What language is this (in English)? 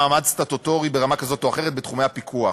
Hebrew